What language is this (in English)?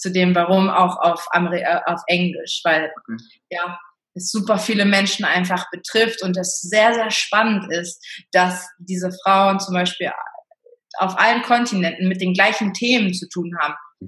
German